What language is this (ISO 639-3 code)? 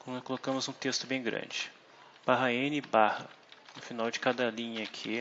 por